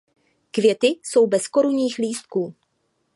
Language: Czech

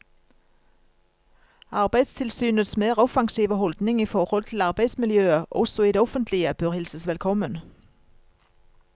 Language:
Norwegian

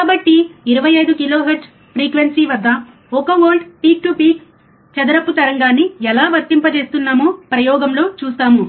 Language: Telugu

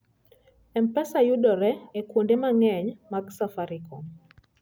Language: Luo (Kenya and Tanzania)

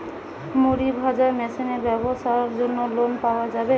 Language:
Bangla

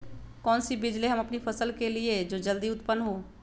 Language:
Magahi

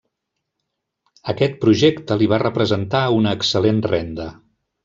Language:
Catalan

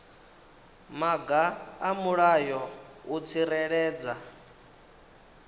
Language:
Venda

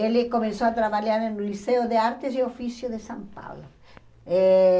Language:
Portuguese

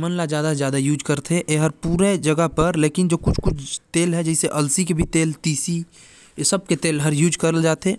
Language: Korwa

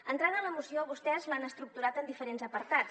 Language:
Catalan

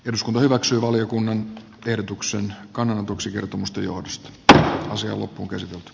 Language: Finnish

